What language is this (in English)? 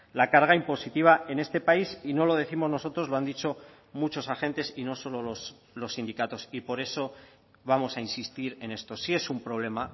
Spanish